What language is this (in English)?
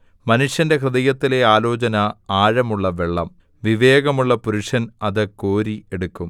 Malayalam